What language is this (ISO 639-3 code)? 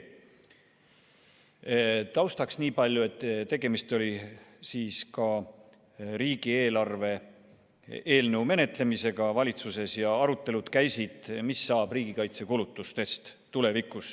est